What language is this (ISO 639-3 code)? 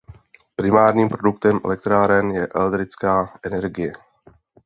ces